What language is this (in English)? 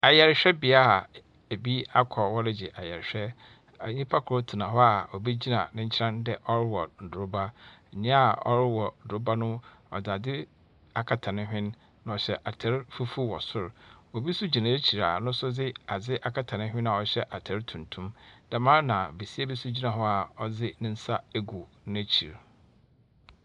Akan